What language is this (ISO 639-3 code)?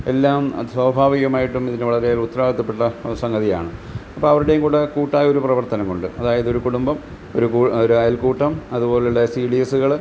mal